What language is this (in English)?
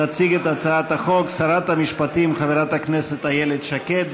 Hebrew